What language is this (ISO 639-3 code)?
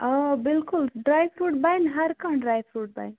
kas